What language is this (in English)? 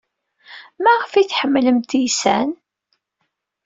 Kabyle